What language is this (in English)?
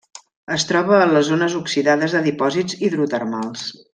Catalan